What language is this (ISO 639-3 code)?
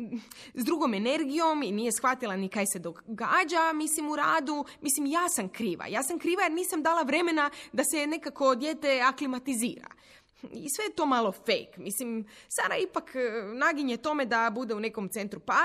hrv